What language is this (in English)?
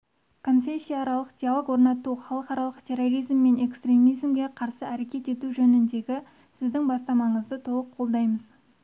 Kazakh